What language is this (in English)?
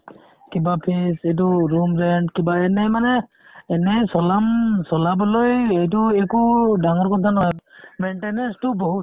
Assamese